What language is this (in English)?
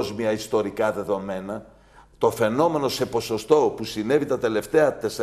Greek